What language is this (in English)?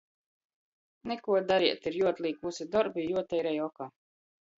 Latgalian